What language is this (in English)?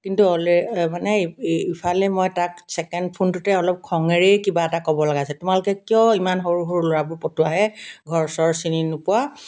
Assamese